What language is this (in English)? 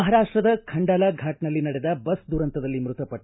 Kannada